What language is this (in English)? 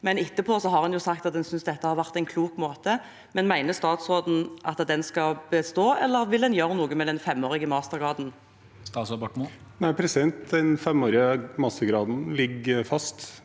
Norwegian